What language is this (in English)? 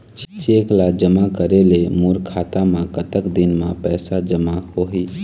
Chhattisgarhi